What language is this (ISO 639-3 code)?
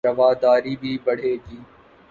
urd